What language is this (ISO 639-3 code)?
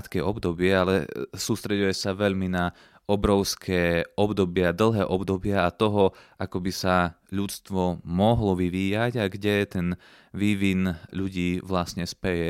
slk